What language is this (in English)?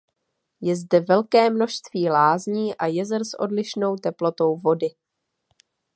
Czech